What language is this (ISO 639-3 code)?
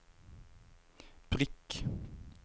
nor